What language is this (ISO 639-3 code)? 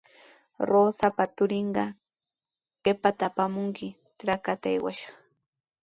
qws